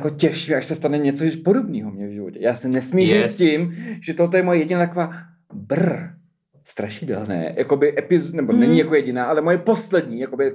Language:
Czech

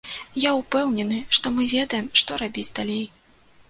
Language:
Belarusian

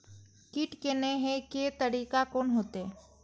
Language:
Maithili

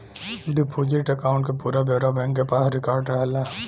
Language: Bhojpuri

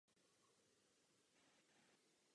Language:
Czech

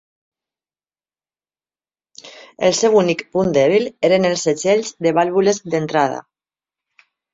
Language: Catalan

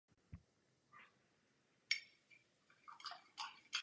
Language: Czech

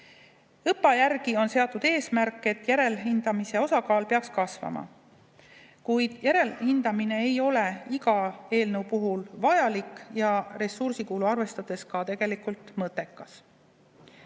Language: Estonian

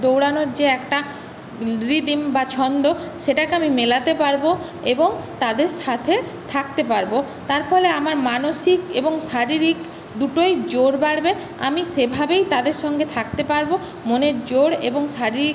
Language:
Bangla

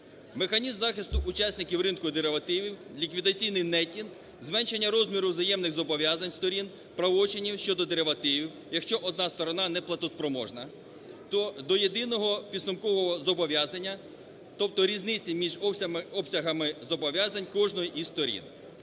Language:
Ukrainian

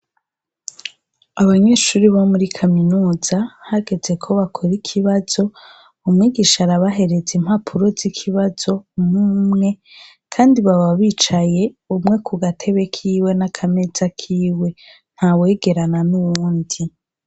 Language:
Rundi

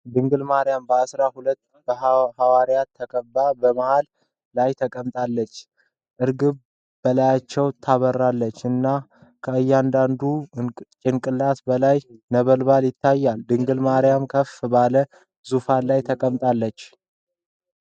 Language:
Amharic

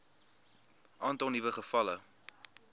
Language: Afrikaans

